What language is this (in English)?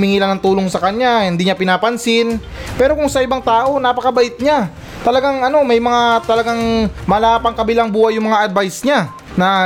Filipino